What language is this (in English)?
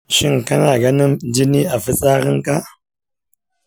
Hausa